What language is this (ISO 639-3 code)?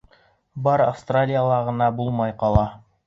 bak